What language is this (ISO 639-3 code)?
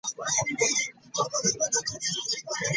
lug